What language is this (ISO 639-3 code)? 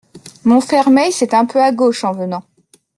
fra